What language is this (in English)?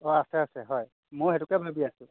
Assamese